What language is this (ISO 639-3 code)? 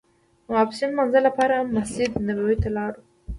pus